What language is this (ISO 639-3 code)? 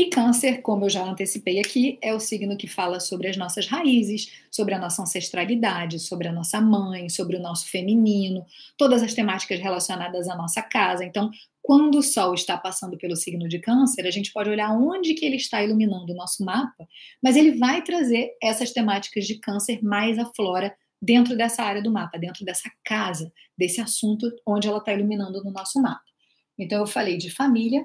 por